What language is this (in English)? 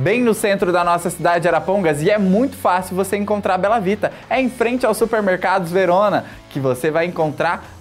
Portuguese